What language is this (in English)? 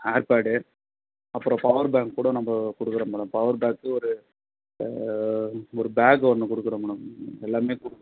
Tamil